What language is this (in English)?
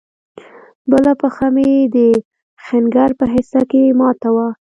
Pashto